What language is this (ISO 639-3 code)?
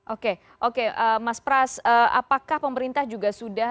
ind